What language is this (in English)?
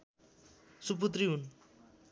Nepali